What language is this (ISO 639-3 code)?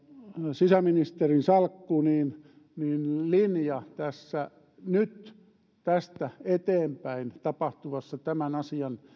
fin